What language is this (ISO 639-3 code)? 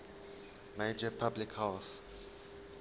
eng